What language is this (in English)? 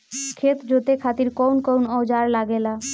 Bhojpuri